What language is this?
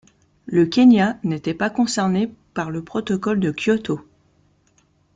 French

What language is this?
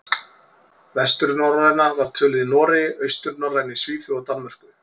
Icelandic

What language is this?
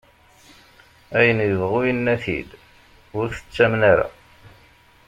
Kabyle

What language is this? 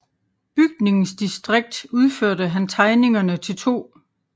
Danish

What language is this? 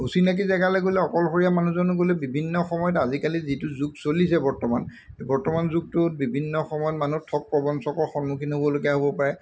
Assamese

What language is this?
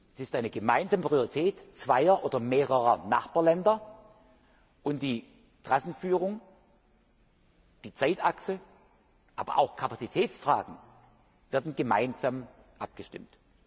German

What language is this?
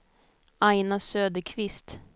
Swedish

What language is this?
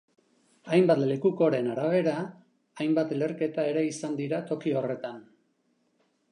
Basque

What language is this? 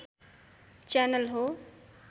Nepali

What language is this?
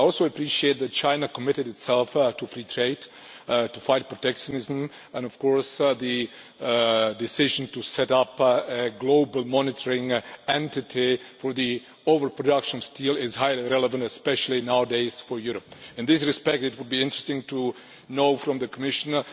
English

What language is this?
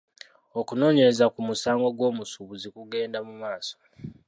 Ganda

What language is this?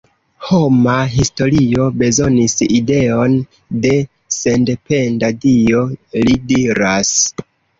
Esperanto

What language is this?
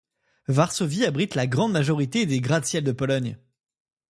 French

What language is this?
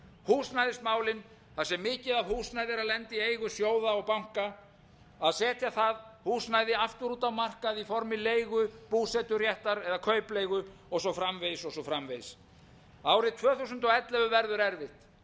Icelandic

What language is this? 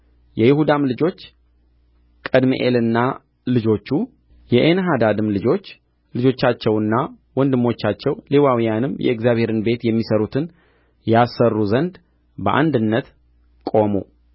Amharic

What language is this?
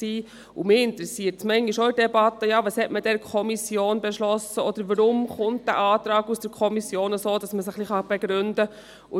Swiss German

